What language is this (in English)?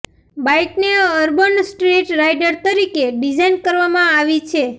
Gujarati